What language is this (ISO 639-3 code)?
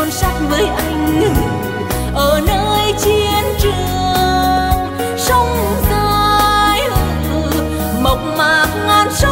vie